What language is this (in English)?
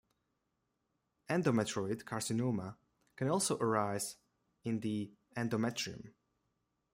English